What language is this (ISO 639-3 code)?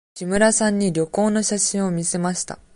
jpn